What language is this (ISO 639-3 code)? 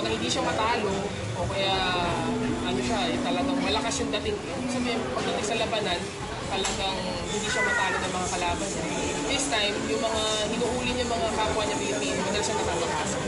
fil